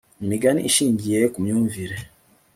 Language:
Kinyarwanda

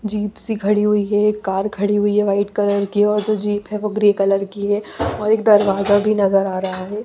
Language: Hindi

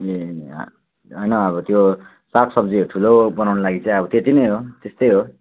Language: Nepali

